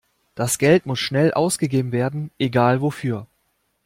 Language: German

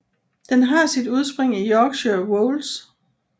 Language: Danish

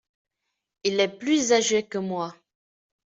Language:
French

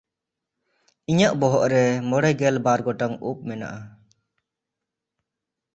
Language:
Santali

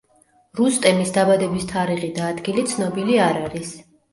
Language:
Georgian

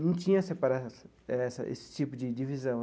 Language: Portuguese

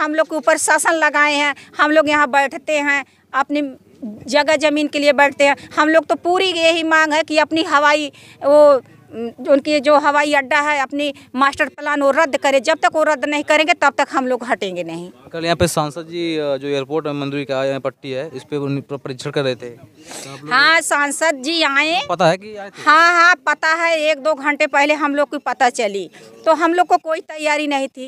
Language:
Hindi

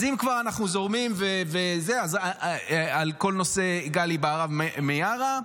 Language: Hebrew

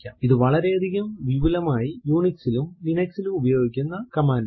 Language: Malayalam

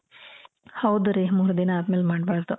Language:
Kannada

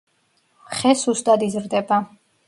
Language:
Georgian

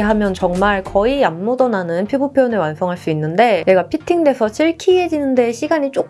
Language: Korean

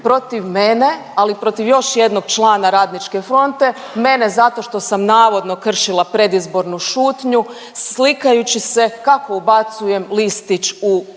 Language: Croatian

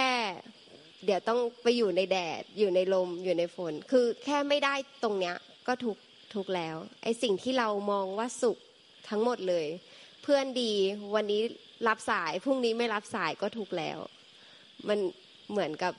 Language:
Thai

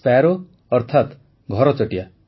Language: Odia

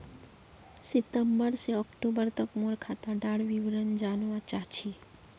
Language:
Magahi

